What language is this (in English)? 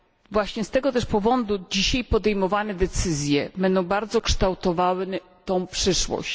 Polish